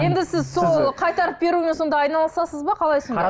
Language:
Kazakh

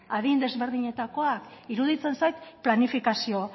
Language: Basque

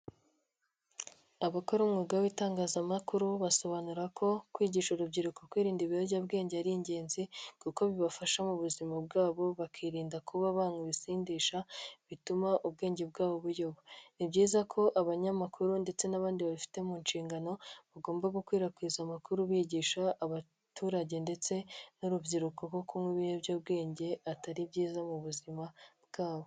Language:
Kinyarwanda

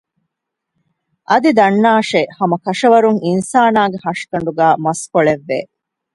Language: Divehi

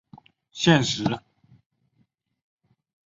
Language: Chinese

